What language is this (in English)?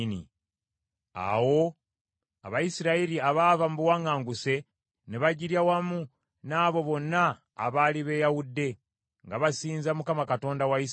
Ganda